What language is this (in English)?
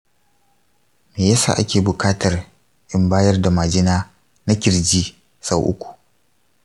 Hausa